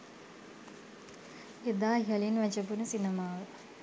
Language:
Sinhala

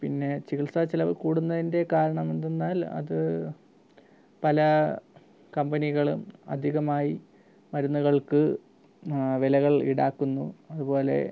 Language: Malayalam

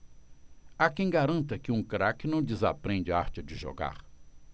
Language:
Portuguese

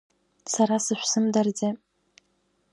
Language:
Abkhazian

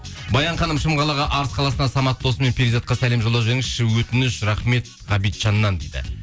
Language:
Kazakh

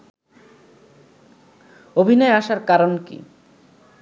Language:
Bangla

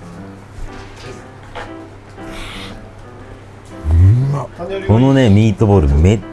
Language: Japanese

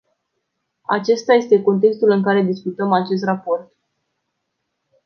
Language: Romanian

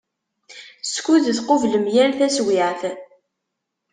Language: Kabyle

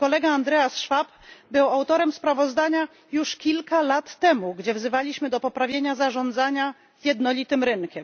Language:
Polish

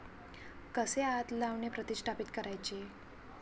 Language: Marathi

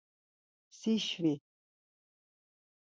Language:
Laz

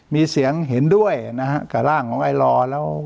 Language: Thai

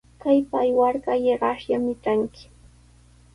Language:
Sihuas Ancash Quechua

